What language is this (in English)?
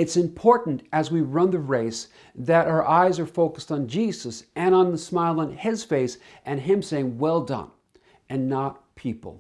English